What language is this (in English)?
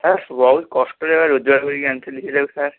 Odia